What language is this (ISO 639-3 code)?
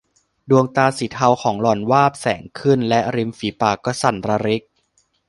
tha